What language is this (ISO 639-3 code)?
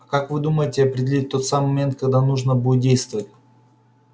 rus